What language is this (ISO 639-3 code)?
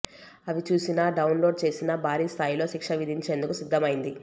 tel